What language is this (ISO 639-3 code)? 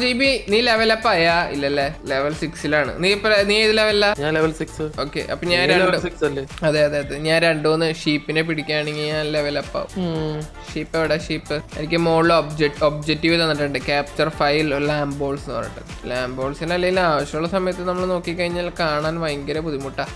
mal